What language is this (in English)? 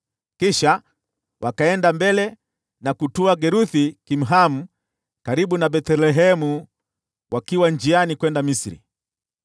Swahili